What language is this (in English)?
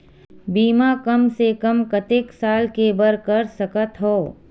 Chhattisgarhi